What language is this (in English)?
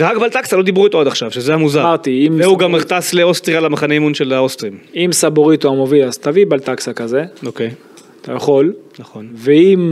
Hebrew